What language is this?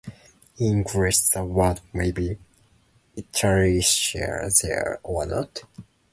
English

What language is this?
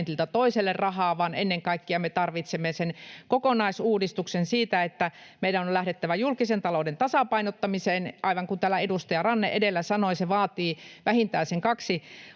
Finnish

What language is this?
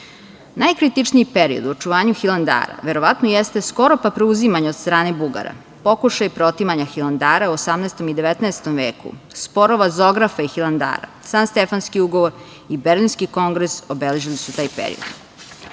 Serbian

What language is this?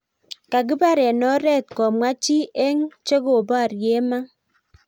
Kalenjin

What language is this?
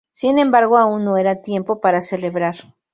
Spanish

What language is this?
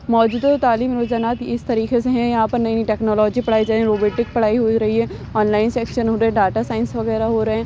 Urdu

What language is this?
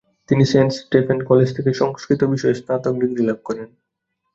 Bangla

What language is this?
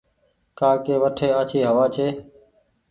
Goaria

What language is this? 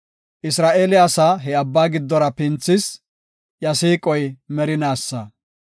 Gofa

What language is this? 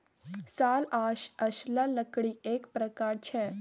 Maithili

